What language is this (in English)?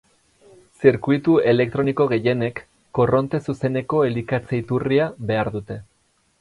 Basque